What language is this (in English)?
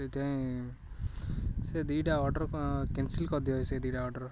Odia